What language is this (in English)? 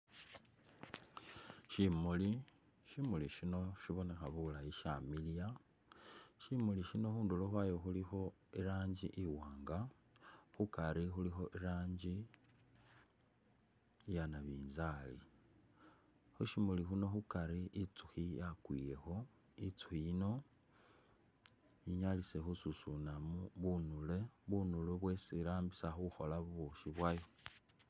Masaaba